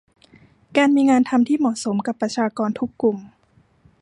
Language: Thai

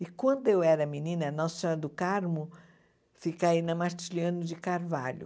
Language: Portuguese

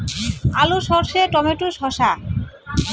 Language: Bangla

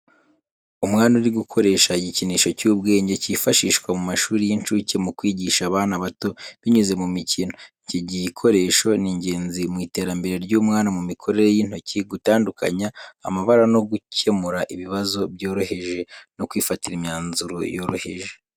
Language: Kinyarwanda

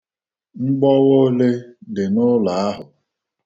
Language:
Igbo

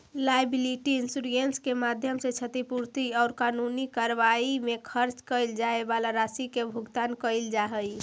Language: Magahi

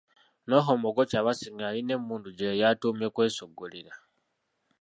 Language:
Ganda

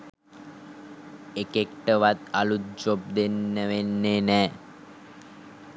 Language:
Sinhala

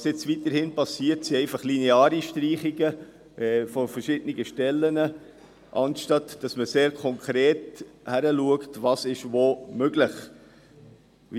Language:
Swiss German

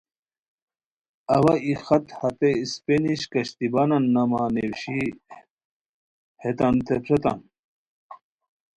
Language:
Khowar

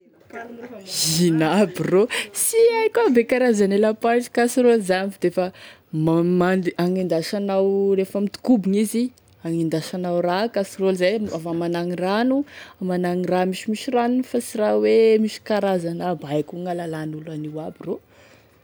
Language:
Tesaka Malagasy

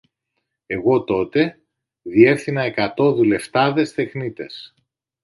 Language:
Greek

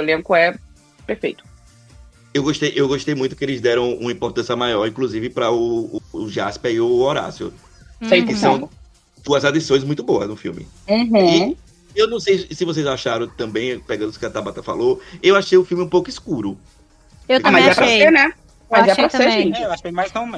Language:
Portuguese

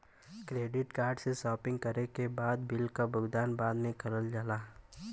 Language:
Bhojpuri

